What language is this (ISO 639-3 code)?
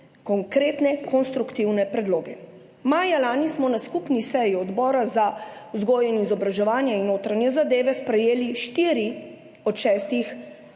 slv